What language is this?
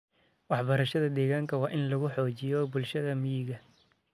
Somali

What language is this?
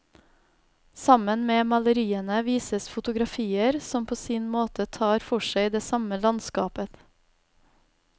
Norwegian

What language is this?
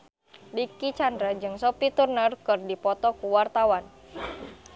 Sundanese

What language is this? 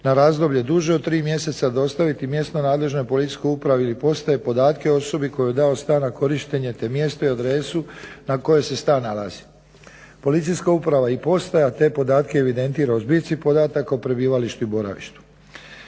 Croatian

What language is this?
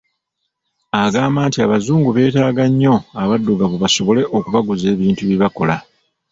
Ganda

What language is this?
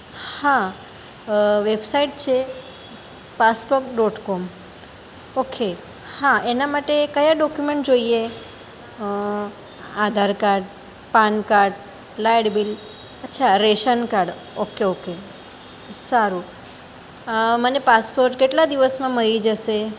Gujarati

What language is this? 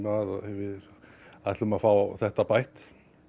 Icelandic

